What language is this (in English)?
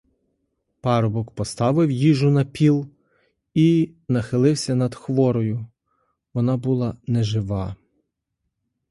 Ukrainian